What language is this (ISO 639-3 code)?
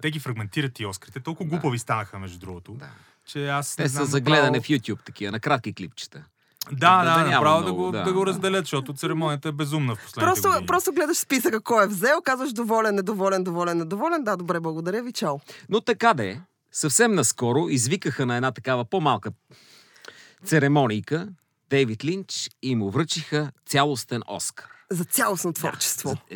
bul